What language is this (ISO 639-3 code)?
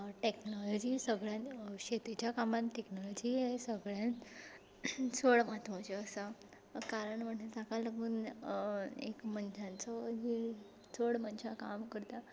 kok